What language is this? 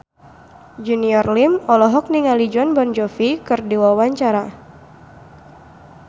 Sundanese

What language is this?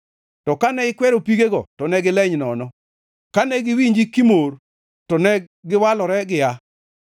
Luo (Kenya and Tanzania)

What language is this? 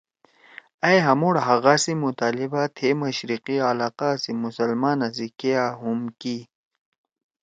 Torwali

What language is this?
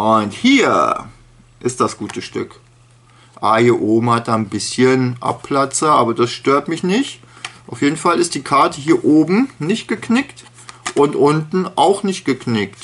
German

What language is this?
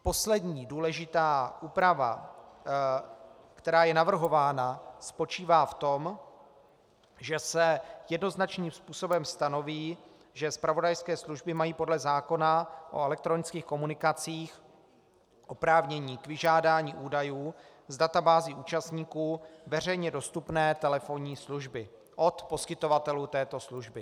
Czech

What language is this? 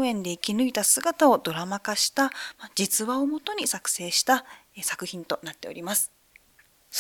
Japanese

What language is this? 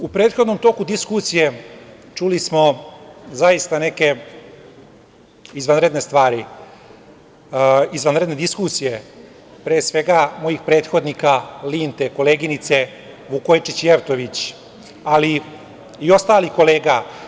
Serbian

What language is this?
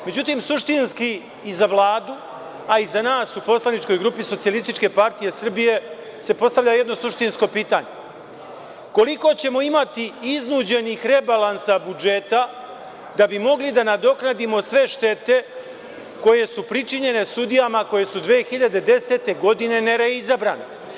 Serbian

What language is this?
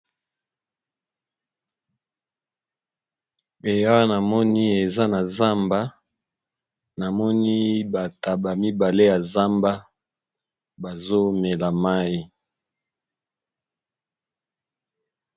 Lingala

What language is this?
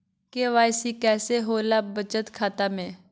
Magahi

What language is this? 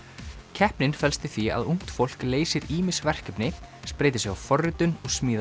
Icelandic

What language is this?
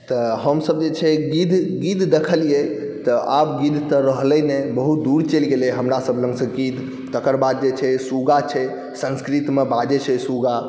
Maithili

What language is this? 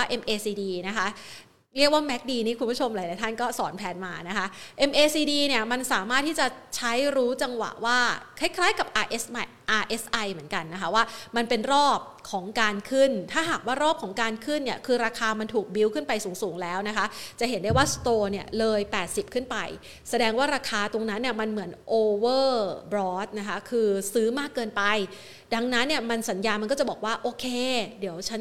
Thai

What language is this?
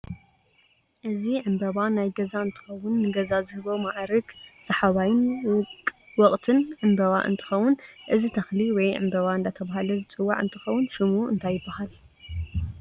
Tigrinya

